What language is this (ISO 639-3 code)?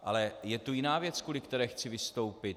ces